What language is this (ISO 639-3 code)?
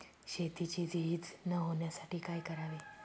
mar